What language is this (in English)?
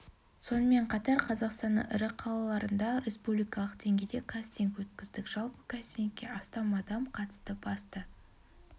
Kazakh